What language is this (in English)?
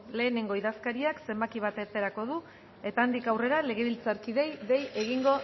Basque